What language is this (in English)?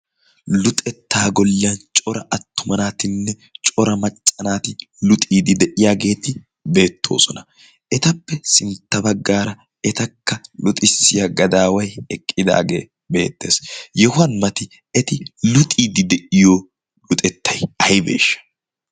Wolaytta